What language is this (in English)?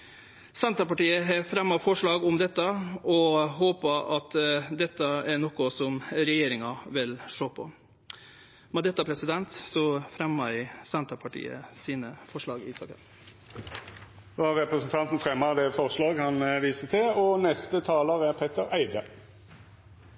Norwegian Nynorsk